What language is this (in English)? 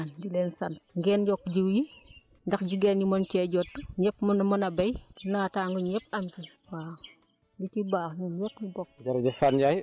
Wolof